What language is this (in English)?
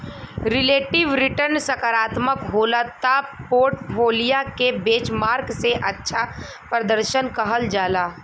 Bhojpuri